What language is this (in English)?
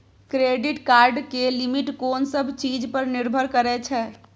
Maithili